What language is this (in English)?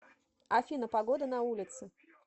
Russian